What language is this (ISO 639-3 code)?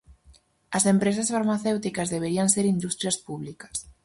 glg